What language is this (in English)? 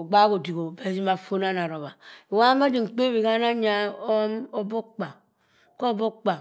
Cross River Mbembe